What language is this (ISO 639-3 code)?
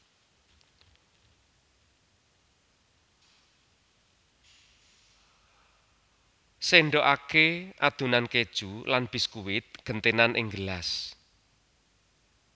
jav